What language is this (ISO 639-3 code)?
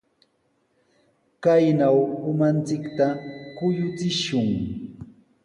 qws